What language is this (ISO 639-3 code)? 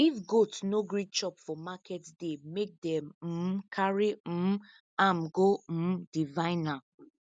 pcm